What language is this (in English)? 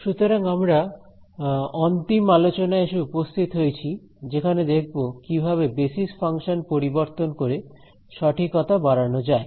Bangla